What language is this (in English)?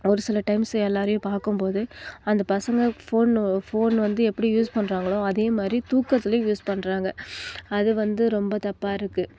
Tamil